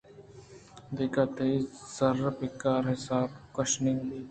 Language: Eastern Balochi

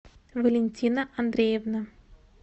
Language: Russian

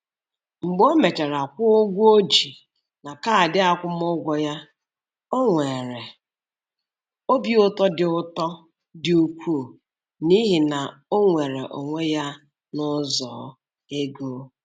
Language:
Igbo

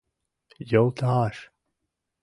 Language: Mari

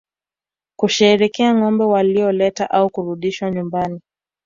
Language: Swahili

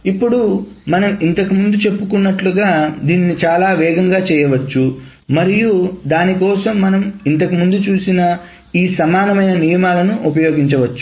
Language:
Telugu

